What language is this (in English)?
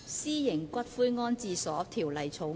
Cantonese